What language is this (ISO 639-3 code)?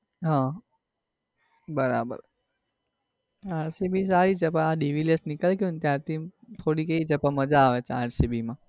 guj